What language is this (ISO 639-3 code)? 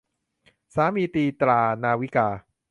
tha